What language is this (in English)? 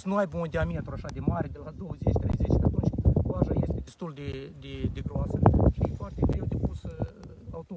Romanian